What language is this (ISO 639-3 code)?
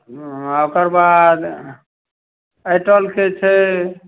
mai